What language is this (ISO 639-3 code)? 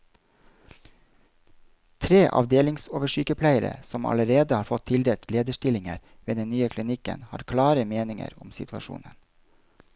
nor